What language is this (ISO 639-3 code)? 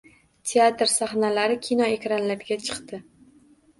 uzb